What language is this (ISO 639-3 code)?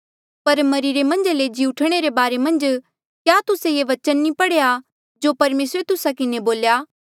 mjl